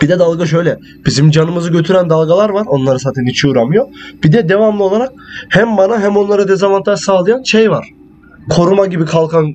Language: Turkish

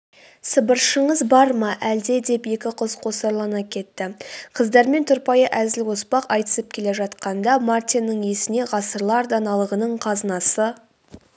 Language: Kazakh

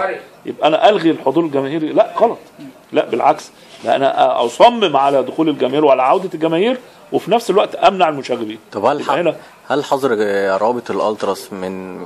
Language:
Arabic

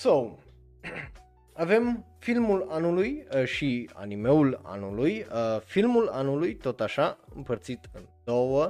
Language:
Romanian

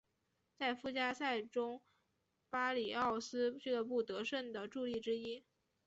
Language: Chinese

